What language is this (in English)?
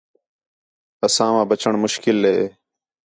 Khetrani